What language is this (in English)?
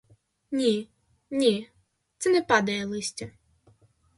Ukrainian